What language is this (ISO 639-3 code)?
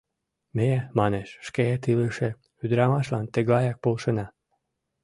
chm